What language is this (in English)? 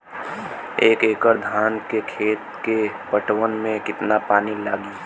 Bhojpuri